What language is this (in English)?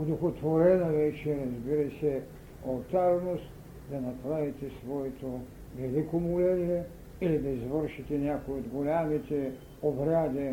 Bulgarian